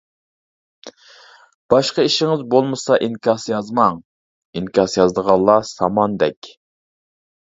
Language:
Uyghur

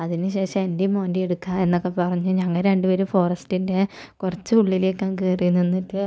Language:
Malayalam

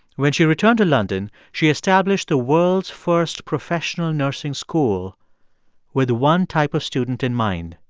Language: English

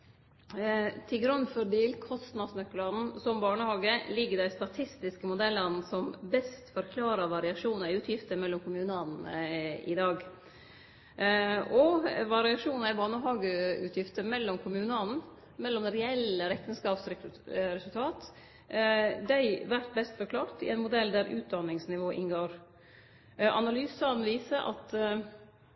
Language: Norwegian Nynorsk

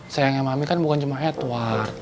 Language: Indonesian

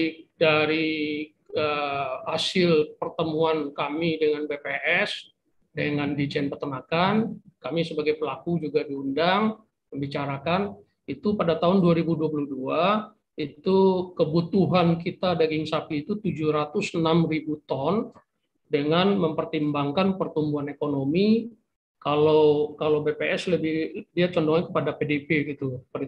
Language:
Indonesian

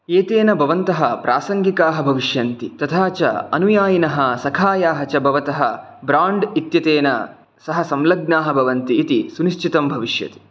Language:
Sanskrit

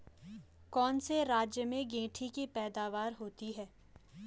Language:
Hindi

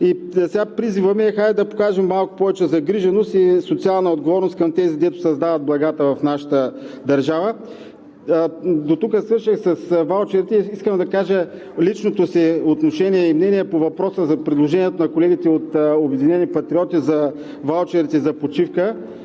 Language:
Bulgarian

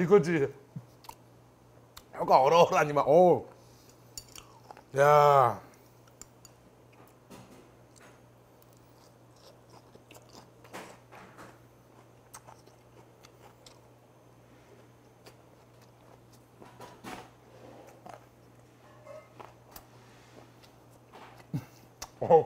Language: Korean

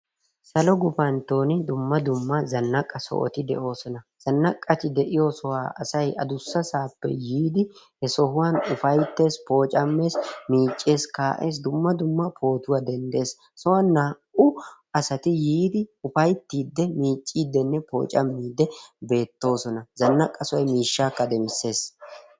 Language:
Wolaytta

